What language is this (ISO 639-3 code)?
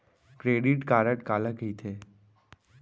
hne